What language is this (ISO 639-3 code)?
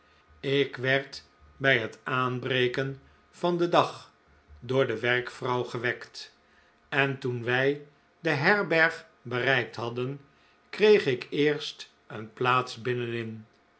nld